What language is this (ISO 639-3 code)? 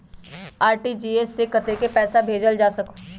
mag